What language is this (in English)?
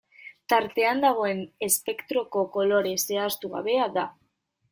Basque